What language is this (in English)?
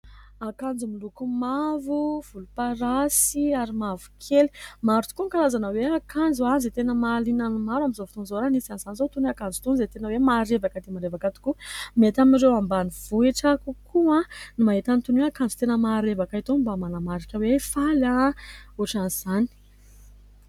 Malagasy